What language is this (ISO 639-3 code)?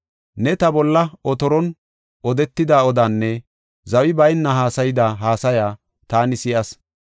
gof